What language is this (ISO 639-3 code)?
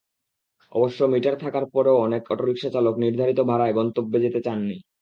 ben